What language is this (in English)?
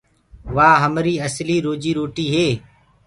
Gurgula